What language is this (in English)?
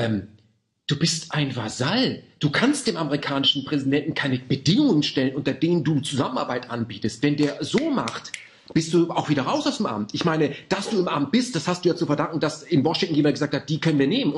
German